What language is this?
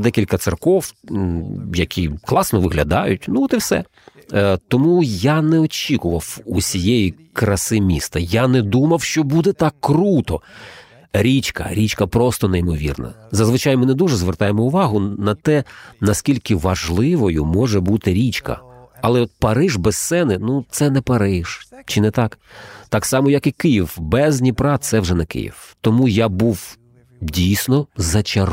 Ukrainian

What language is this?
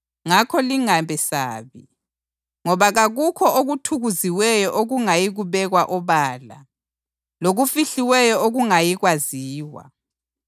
North Ndebele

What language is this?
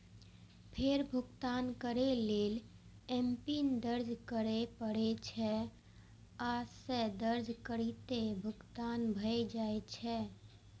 Maithili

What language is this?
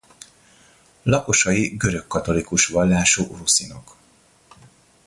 Hungarian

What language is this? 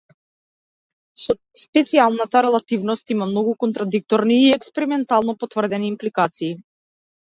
Macedonian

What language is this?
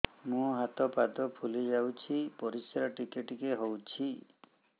Odia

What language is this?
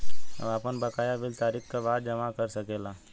Bhojpuri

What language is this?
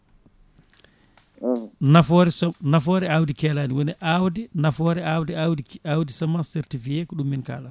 Fula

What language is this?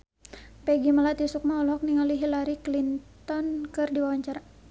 Sundanese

